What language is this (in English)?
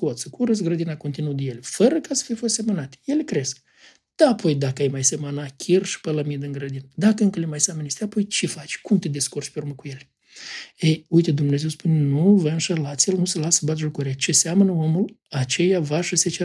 Romanian